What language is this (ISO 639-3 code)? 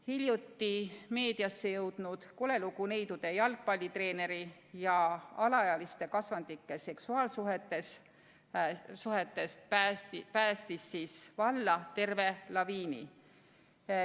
est